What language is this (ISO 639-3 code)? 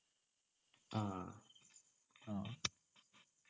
mal